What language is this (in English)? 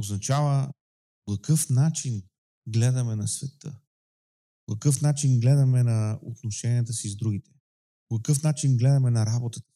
Bulgarian